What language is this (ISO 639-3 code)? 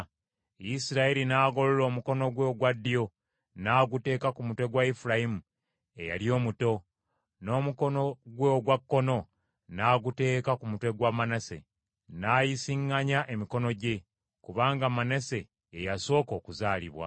lug